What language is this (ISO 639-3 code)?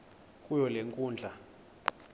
xho